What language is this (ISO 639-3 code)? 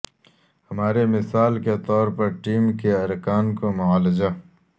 urd